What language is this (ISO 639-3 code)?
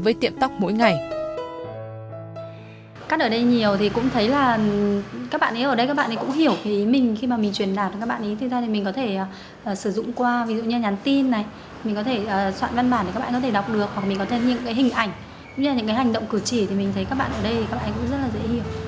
vie